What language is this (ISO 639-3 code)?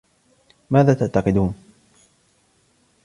ara